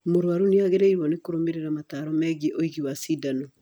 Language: Kikuyu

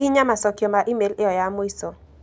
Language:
Kikuyu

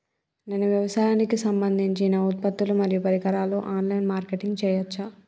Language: Telugu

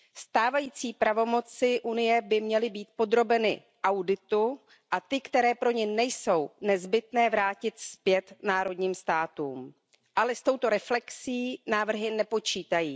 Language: Czech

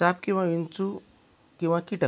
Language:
Marathi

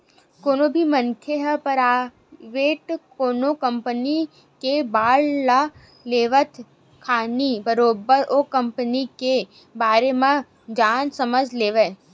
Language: Chhattisgarhi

